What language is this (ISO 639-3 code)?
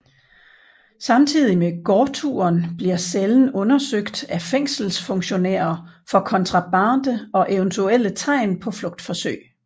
dan